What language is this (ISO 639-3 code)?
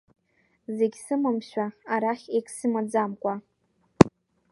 abk